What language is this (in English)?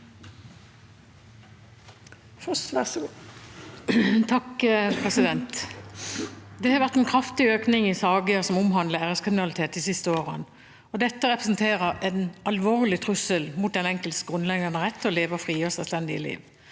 Norwegian